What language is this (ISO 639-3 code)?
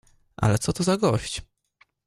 pol